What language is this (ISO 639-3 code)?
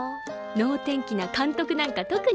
jpn